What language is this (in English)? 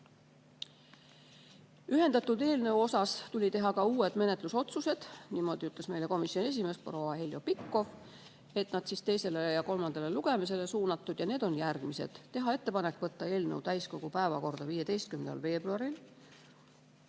Estonian